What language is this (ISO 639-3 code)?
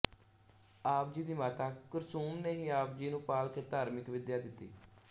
pan